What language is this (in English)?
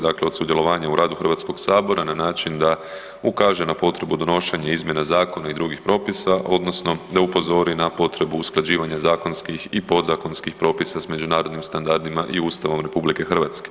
Croatian